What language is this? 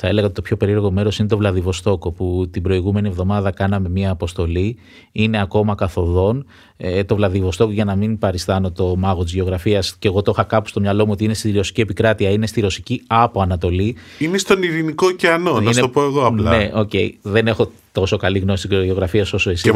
Greek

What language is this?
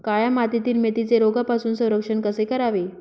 Marathi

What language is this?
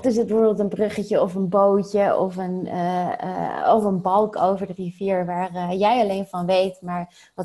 Dutch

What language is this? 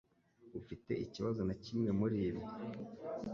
Kinyarwanda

